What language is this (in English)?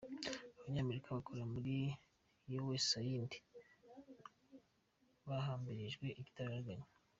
Kinyarwanda